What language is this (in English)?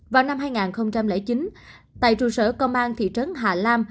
Vietnamese